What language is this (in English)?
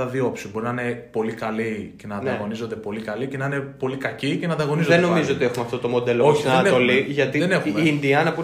Greek